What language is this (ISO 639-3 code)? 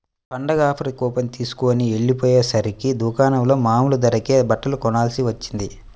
tel